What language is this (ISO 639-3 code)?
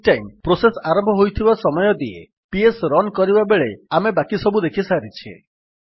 ori